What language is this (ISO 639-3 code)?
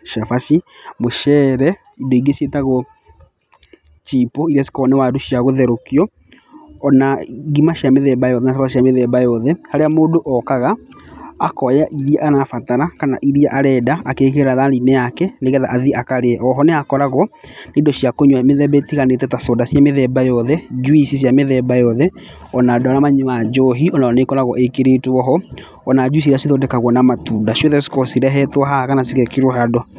kik